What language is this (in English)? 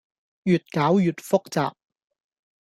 Cantonese